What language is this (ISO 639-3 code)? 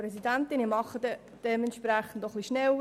gsw